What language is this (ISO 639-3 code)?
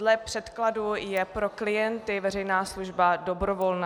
ces